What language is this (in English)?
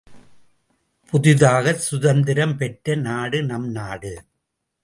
Tamil